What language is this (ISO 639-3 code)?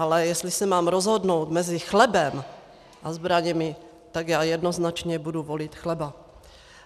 ces